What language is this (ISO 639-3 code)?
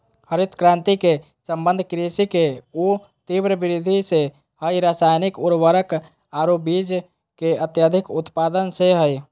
mag